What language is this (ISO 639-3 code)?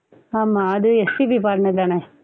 tam